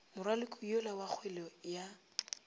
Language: Northern Sotho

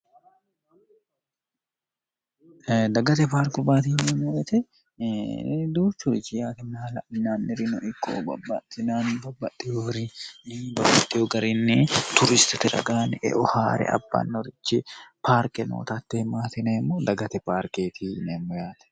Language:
Sidamo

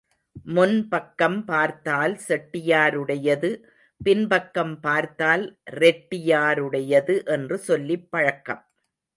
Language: Tamil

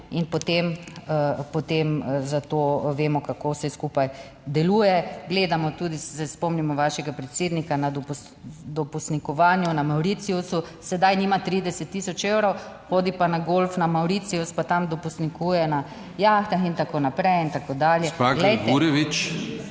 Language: Slovenian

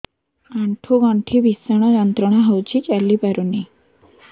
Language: Odia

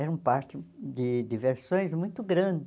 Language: Portuguese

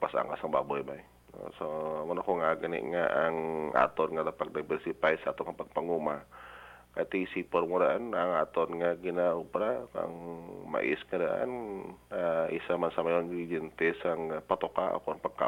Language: Filipino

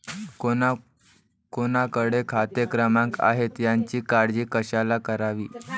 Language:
Marathi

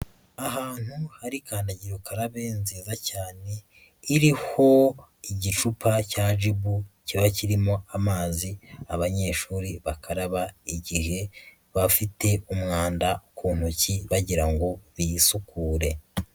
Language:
Kinyarwanda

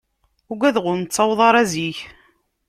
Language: Kabyle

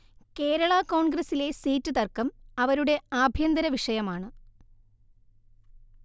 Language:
Malayalam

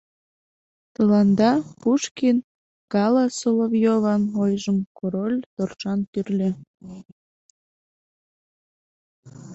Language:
Mari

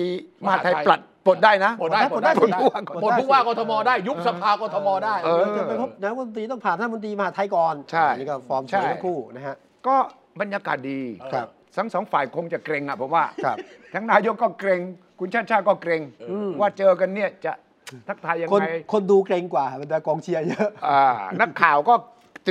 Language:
Thai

